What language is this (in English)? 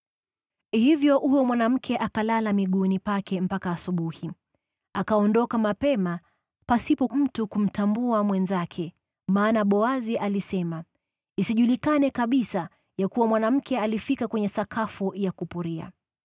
Swahili